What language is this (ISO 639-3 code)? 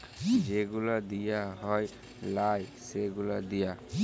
ben